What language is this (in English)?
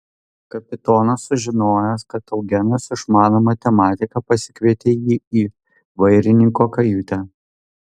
Lithuanian